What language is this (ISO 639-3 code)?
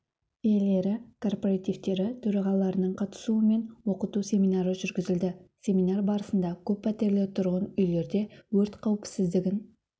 kaz